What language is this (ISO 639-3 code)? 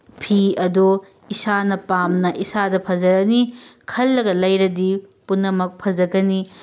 mni